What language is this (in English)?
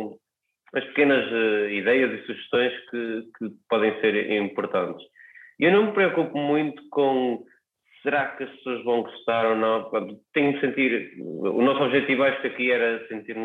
Portuguese